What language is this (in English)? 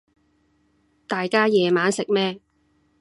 Cantonese